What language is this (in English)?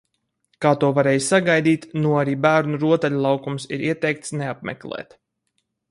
Latvian